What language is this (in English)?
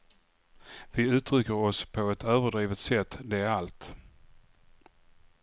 Swedish